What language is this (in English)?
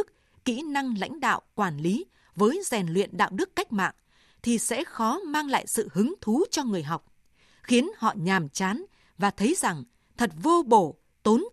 Vietnamese